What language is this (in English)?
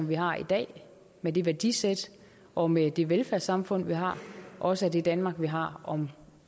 Danish